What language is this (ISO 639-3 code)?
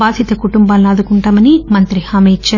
tel